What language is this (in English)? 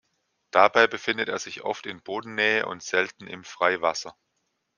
German